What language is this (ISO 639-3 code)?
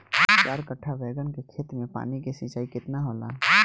bho